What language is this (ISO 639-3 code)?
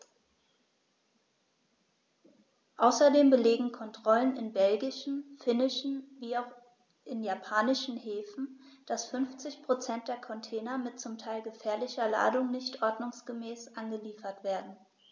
deu